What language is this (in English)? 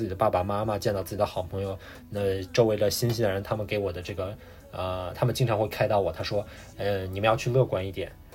Chinese